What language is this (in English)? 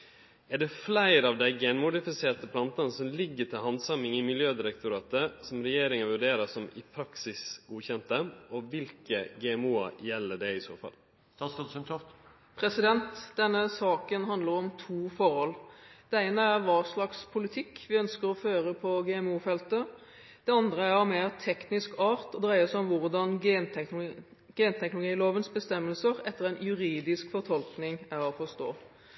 Norwegian